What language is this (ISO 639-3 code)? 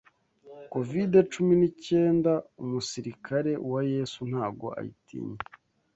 kin